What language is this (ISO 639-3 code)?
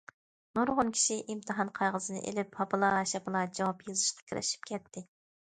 uig